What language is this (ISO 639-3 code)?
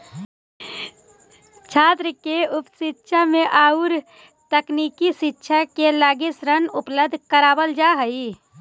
mag